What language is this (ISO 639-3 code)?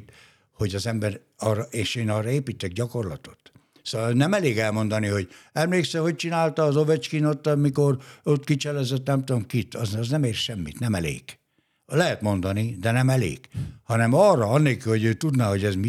hun